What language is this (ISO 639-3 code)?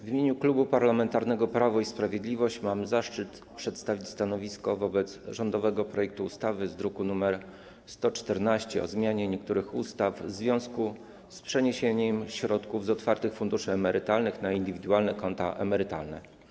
pol